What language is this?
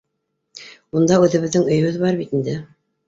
Bashkir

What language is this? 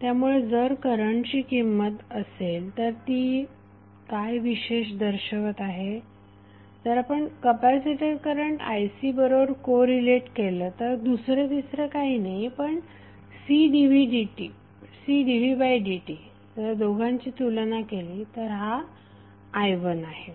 Marathi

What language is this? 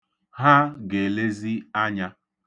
Igbo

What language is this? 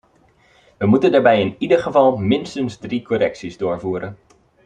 Dutch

